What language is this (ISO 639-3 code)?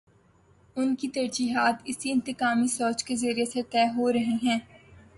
urd